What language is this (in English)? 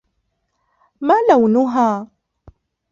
Arabic